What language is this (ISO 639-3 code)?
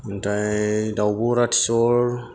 brx